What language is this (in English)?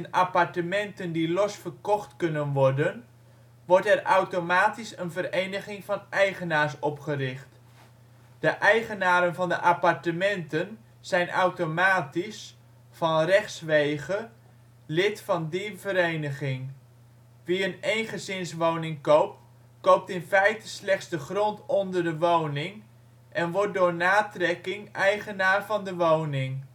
Dutch